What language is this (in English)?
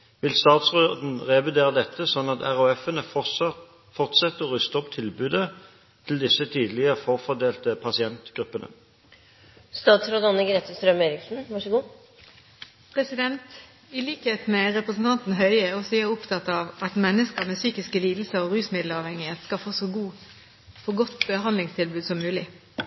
Norwegian Bokmål